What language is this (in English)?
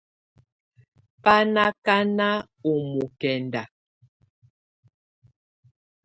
Tunen